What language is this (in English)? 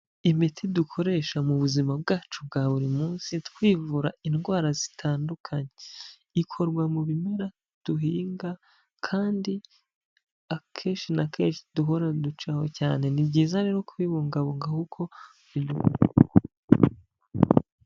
Kinyarwanda